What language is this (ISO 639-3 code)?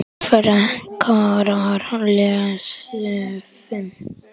isl